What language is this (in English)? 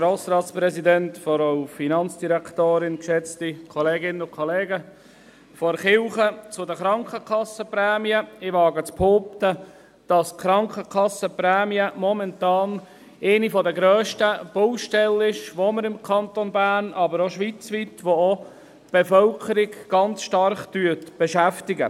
Swiss German